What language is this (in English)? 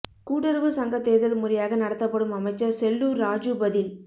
Tamil